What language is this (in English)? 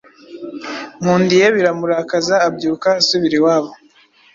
Kinyarwanda